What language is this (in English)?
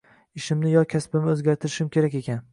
Uzbek